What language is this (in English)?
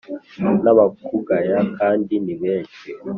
Kinyarwanda